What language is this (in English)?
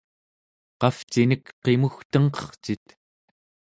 Central Yupik